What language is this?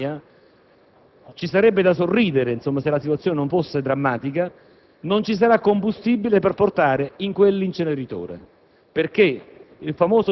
Italian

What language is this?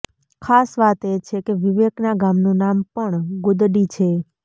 Gujarati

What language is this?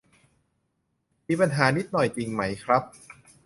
Thai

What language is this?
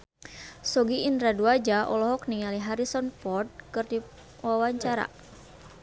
Sundanese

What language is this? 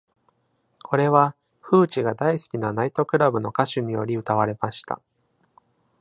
Japanese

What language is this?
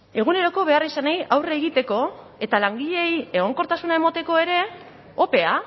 Basque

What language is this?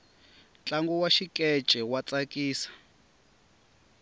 Tsonga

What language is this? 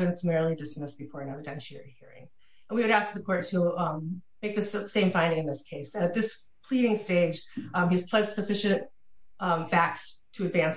English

